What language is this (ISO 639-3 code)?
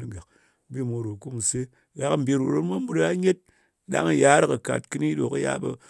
anc